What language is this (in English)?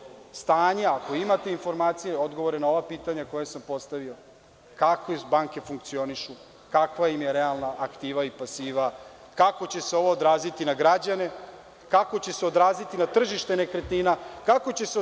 Serbian